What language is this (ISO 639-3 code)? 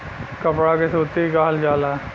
bho